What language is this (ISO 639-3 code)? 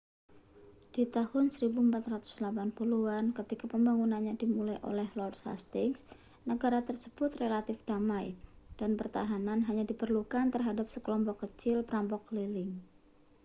ind